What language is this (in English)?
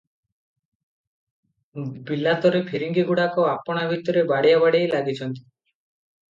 Odia